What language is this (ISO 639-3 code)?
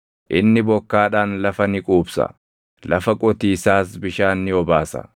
orm